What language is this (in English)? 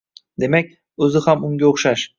Uzbek